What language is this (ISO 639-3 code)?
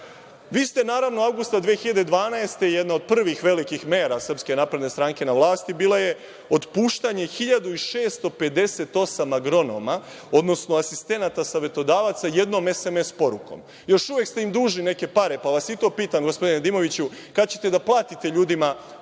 srp